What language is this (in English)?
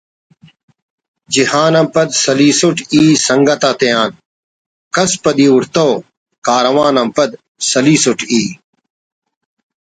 Brahui